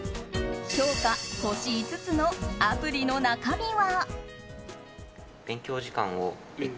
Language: Japanese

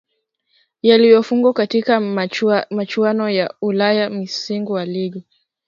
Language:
Swahili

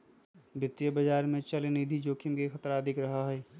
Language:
Magahi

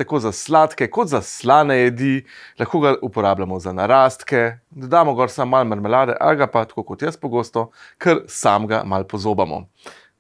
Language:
Slovenian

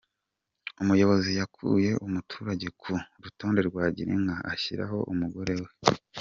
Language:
Kinyarwanda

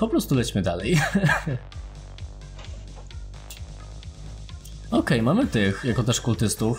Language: Polish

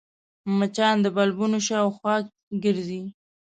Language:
Pashto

